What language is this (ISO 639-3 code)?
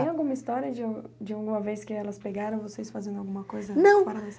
por